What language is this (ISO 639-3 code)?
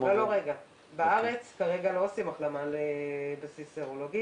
heb